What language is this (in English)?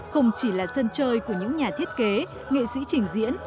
Vietnamese